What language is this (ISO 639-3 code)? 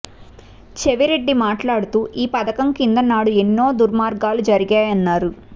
tel